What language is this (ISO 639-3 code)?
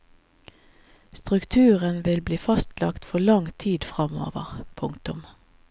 nor